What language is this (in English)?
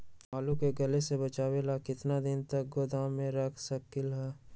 Magahi